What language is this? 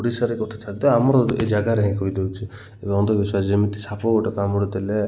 Odia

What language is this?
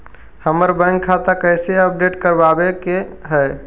Magahi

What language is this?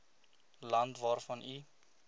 Afrikaans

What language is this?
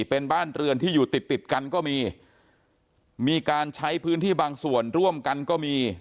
Thai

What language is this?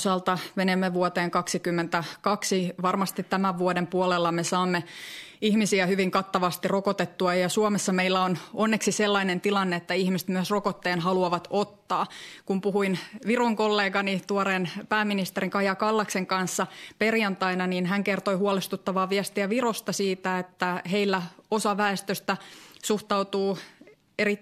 Finnish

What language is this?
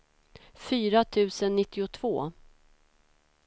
Swedish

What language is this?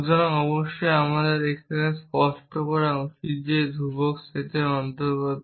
Bangla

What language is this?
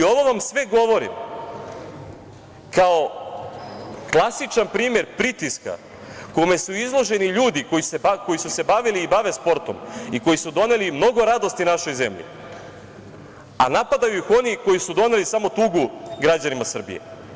Serbian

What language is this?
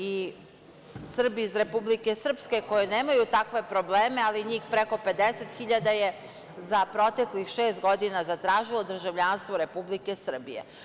Serbian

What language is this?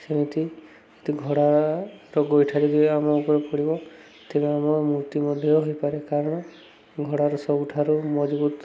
Odia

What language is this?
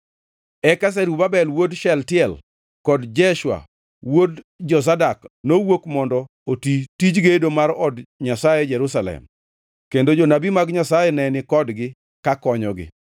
Luo (Kenya and Tanzania)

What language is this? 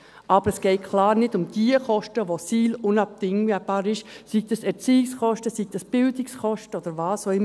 Swiss German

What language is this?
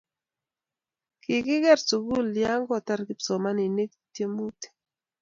Kalenjin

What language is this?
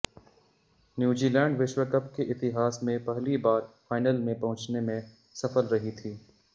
Hindi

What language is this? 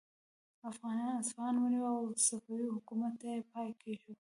Pashto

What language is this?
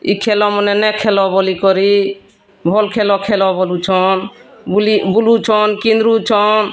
Odia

